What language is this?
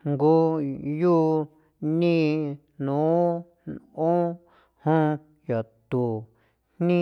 San Felipe Otlaltepec Popoloca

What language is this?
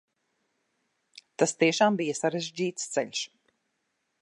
Latvian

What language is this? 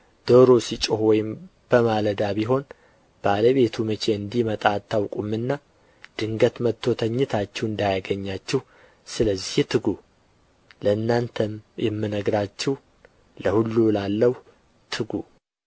Amharic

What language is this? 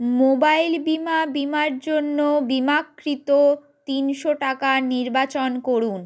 Bangla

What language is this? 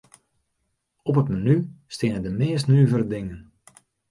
Western Frisian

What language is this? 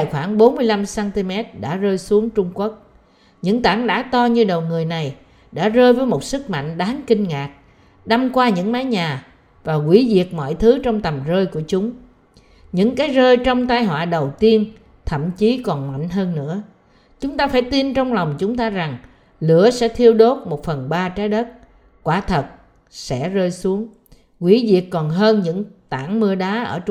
Vietnamese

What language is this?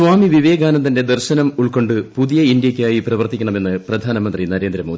Malayalam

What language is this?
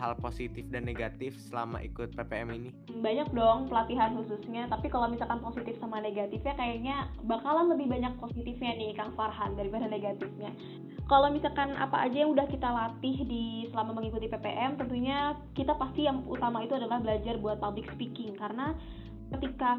Indonesian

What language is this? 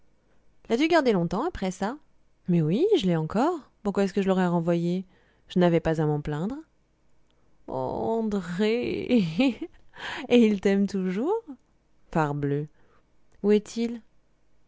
French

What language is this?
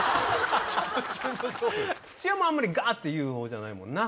Japanese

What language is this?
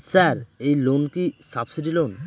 Bangla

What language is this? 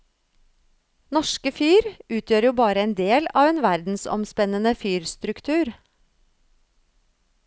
Norwegian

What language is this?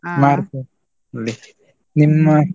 Kannada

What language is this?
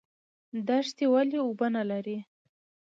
Pashto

